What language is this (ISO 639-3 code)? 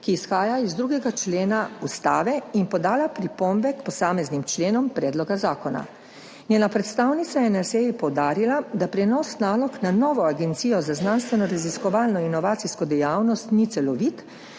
slv